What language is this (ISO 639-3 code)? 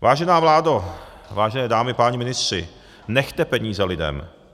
ces